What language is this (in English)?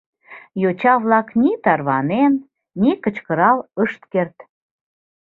Mari